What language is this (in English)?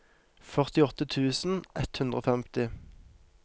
Norwegian